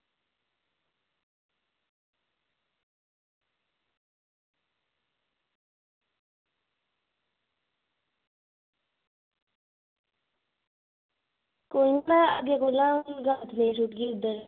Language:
Dogri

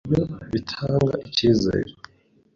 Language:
Kinyarwanda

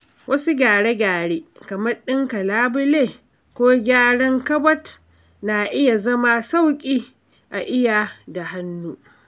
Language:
Hausa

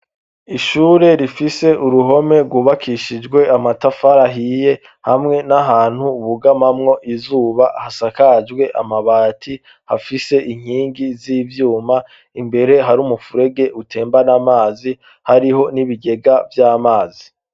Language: Rundi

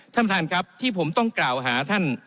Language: Thai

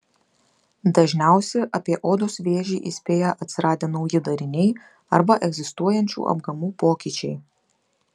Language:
Lithuanian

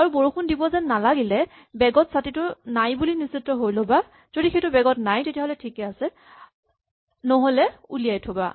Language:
Assamese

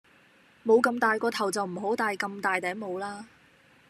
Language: Cantonese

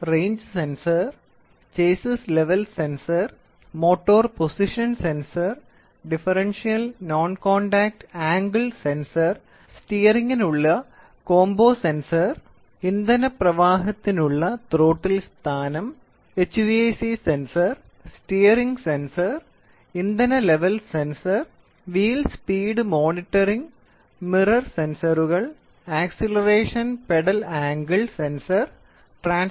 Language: Malayalam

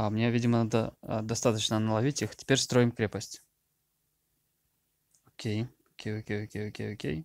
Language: Russian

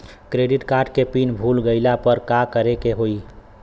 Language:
Bhojpuri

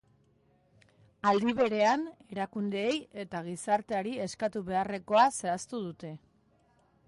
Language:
Basque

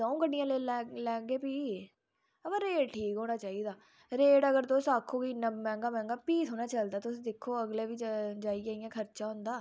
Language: Dogri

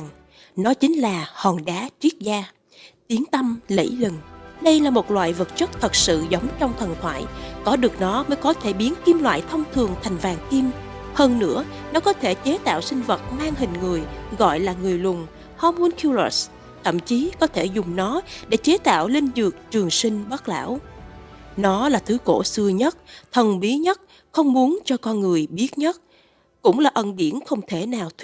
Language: Vietnamese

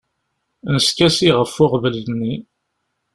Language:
Kabyle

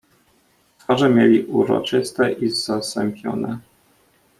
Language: Polish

